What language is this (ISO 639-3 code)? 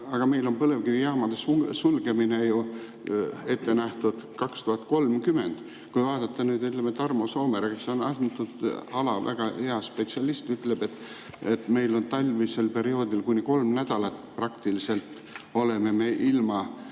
est